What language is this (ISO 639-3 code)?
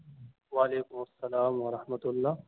urd